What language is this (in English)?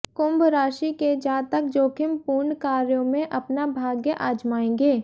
Hindi